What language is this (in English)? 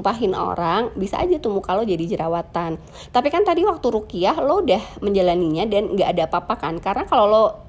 Indonesian